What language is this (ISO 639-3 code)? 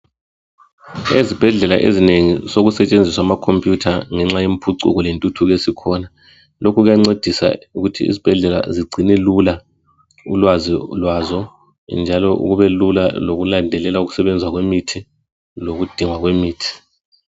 nde